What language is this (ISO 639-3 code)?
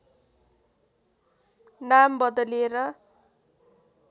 nep